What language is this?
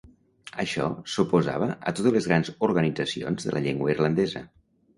Catalan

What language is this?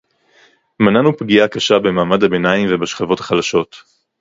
Hebrew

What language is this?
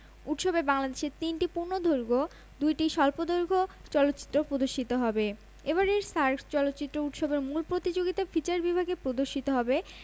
Bangla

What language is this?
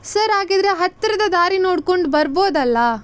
Kannada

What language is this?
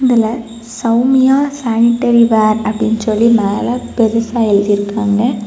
Tamil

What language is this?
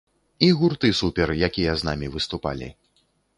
Belarusian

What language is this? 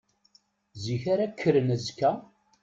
Kabyle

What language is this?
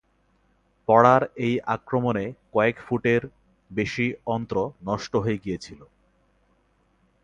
Bangla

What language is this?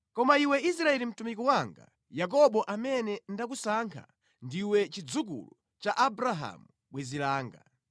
Nyanja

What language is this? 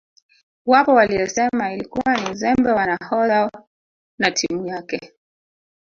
Swahili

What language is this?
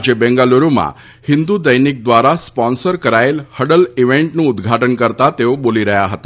Gujarati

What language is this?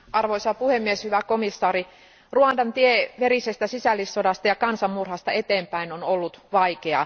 Finnish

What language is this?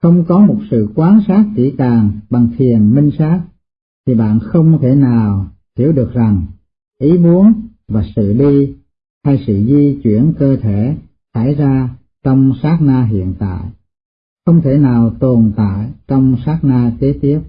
Vietnamese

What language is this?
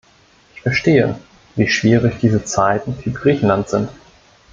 German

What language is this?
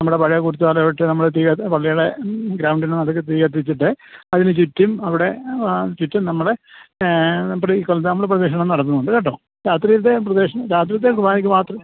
Malayalam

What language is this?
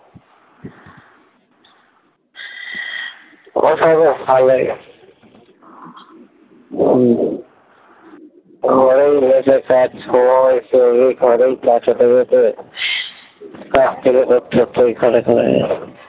Bangla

